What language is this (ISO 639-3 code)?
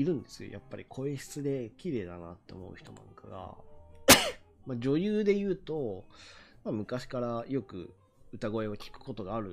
jpn